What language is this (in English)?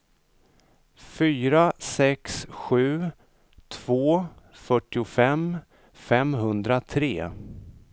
Swedish